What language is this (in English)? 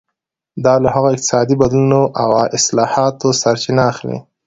Pashto